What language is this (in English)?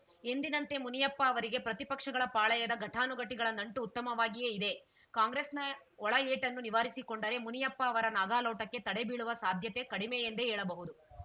Kannada